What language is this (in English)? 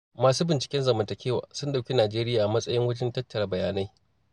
Hausa